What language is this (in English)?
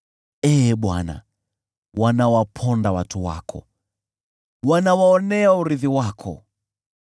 Swahili